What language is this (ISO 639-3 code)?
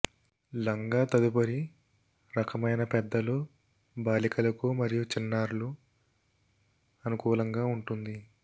tel